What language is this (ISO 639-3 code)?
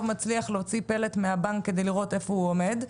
heb